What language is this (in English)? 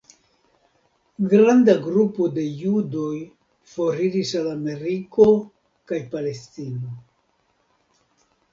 Esperanto